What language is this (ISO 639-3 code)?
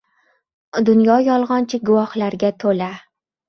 uzb